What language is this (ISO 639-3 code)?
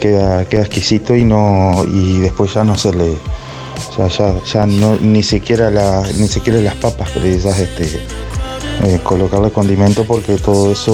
spa